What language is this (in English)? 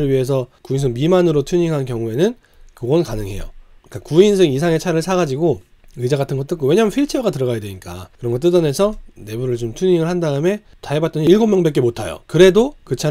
Korean